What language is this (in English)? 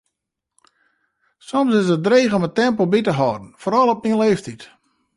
Western Frisian